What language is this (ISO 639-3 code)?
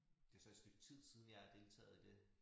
dan